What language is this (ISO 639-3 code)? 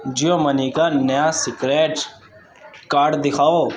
urd